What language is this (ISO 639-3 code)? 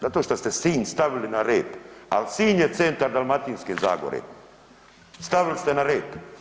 hrv